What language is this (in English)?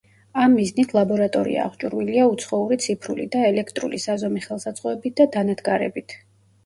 Georgian